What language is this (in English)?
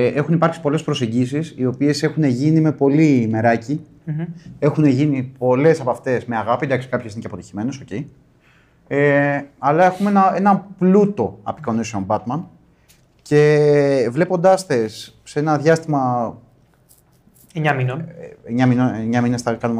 Greek